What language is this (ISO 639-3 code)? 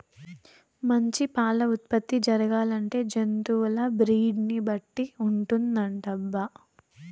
tel